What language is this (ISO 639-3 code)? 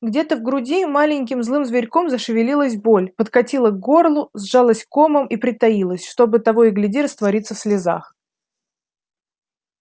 rus